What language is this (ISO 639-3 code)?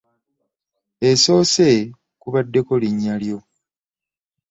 lug